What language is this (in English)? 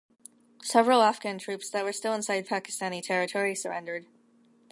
English